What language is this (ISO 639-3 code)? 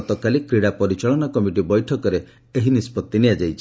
ori